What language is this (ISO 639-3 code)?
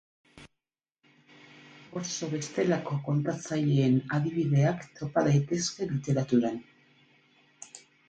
eus